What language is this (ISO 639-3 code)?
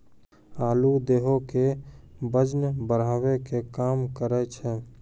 mai